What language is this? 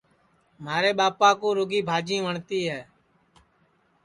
Sansi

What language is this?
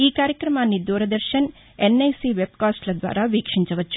Telugu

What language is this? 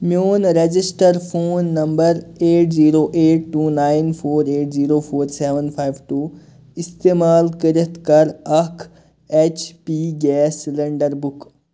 Kashmiri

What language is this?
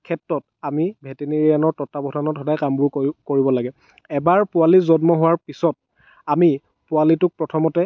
Assamese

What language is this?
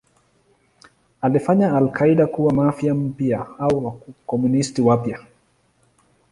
Swahili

